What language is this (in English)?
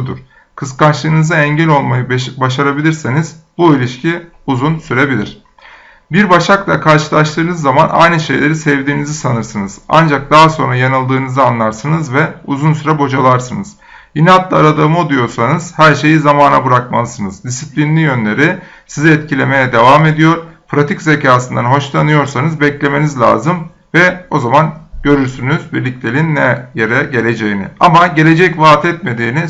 Turkish